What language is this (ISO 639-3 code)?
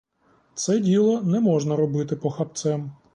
ukr